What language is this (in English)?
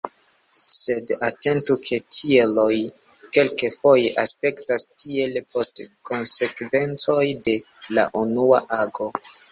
Esperanto